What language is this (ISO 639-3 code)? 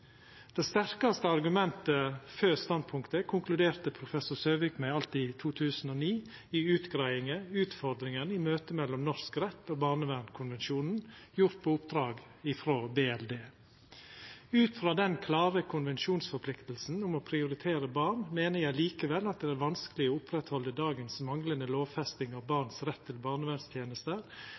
nno